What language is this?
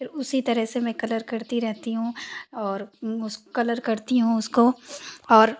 Hindi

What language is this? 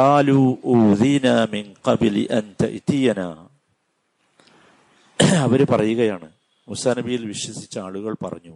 Malayalam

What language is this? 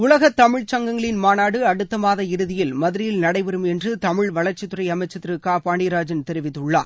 Tamil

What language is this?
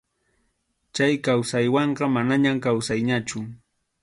Arequipa-La Unión Quechua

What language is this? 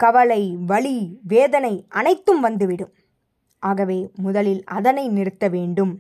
Tamil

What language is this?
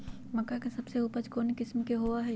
Magahi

